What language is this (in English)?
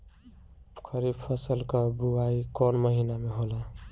Bhojpuri